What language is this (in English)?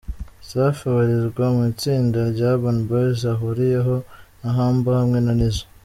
Kinyarwanda